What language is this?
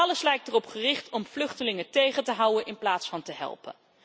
Dutch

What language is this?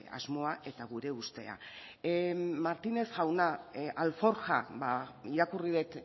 Basque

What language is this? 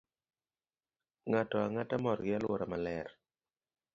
Luo (Kenya and Tanzania)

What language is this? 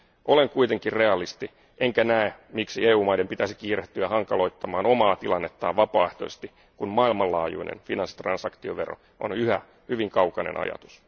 Finnish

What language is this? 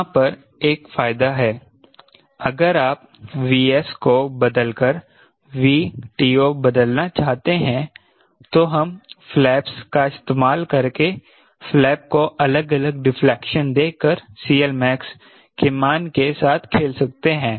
Hindi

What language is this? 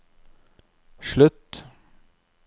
Norwegian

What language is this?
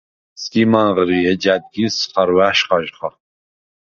Svan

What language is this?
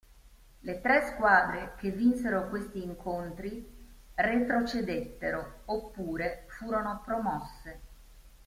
Italian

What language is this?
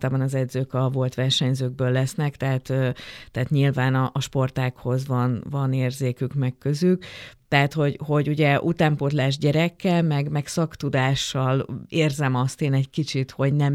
Hungarian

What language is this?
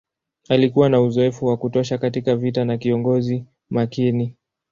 Swahili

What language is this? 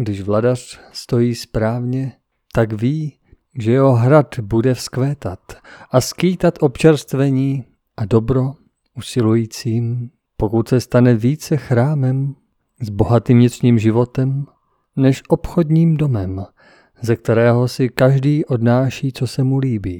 Czech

